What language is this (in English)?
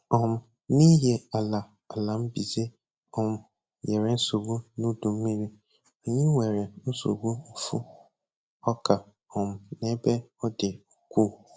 Igbo